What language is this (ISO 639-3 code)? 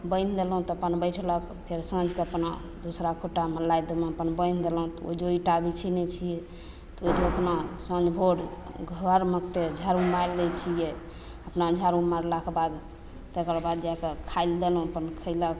mai